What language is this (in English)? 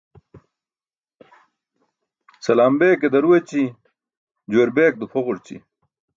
Burushaski